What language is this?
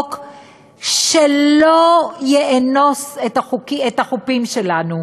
Hebrew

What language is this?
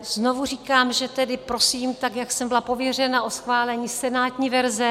Czech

